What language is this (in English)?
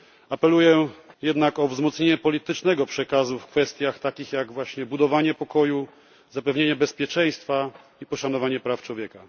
Polish